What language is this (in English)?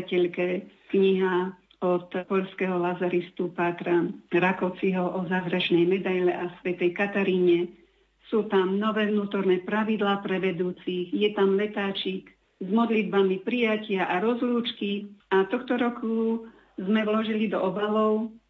Slovak